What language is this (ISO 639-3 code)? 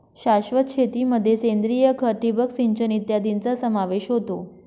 mar